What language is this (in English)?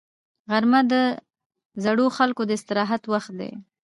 Pashto